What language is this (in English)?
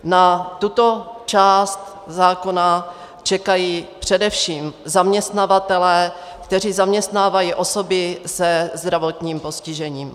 Czech